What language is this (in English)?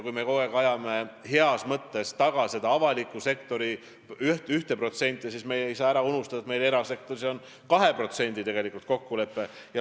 Estonian